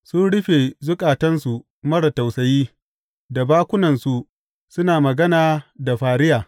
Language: Hausa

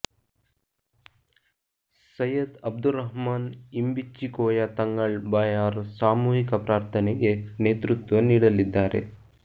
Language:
Kannada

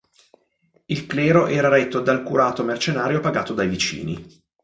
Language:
Italian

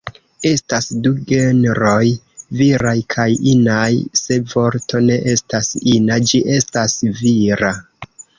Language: Esperanto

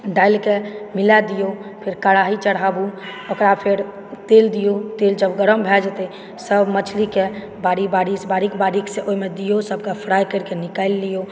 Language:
Maithili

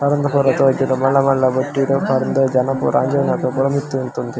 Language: Tulu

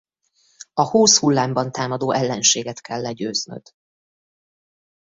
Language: Hungarian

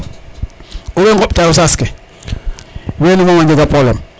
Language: Serer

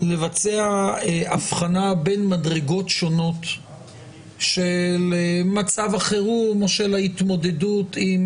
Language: Hebrew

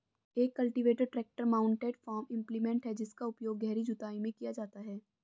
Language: Hindi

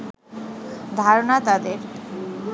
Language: Bangla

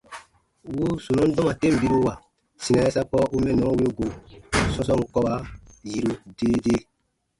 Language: Baatonum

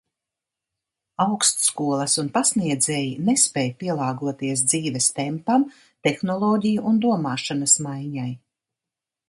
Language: Latvian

